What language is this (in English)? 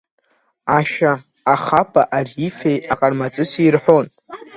Abkhazian